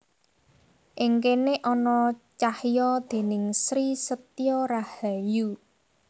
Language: Javanese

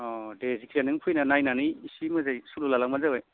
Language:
Bodo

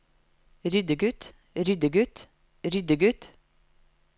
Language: Norwegian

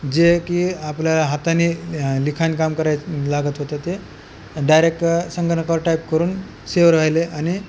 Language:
Marathi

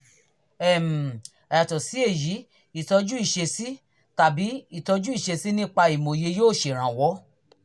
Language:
Yoruba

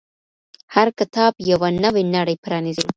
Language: Pashto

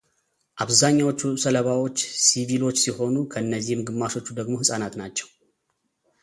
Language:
Amharic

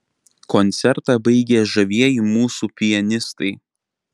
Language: Lithuanian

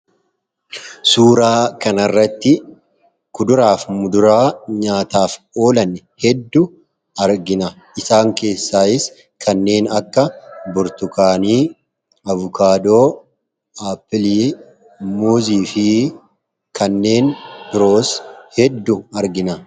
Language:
Oromo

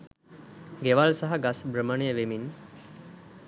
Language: Sinhala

